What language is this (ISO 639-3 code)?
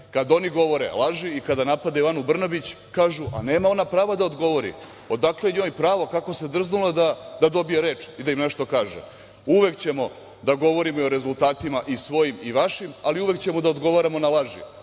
srp